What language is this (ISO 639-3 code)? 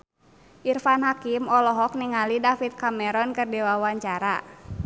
sun